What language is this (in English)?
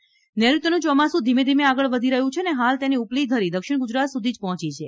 Gujarati